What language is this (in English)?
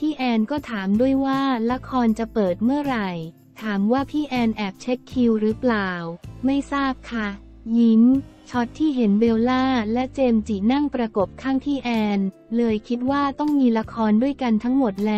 Thai